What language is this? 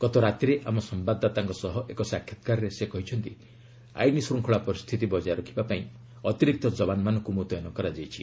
Odia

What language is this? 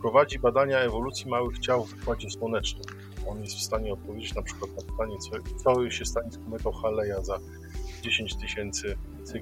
Polish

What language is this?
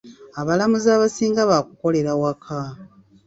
Ganda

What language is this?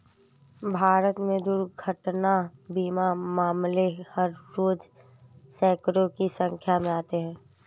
Hindi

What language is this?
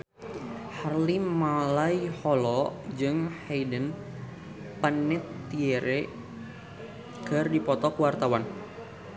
Sundanese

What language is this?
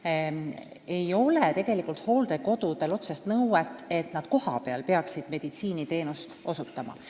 Estonian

